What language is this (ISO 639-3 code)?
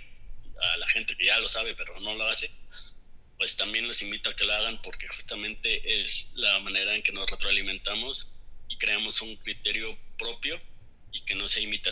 spa